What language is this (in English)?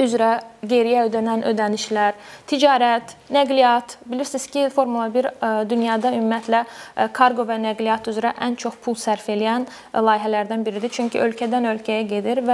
Turkish